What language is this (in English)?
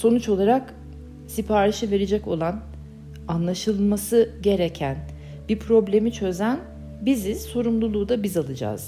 Turkish